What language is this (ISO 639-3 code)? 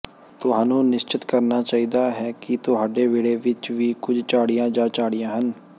pan